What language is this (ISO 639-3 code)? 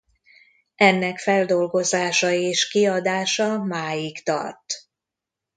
hun